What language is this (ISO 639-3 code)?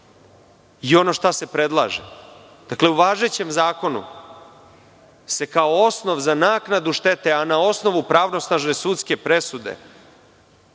srp